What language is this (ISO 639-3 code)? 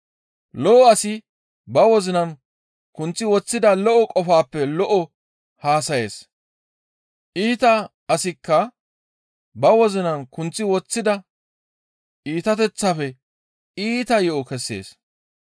gmv